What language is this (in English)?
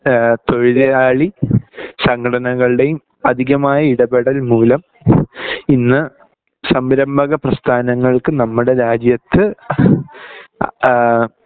Malayalam